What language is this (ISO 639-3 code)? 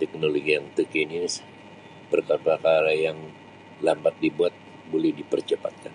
msi